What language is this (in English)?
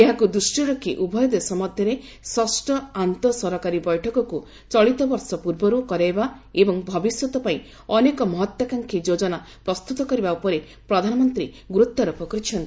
Odia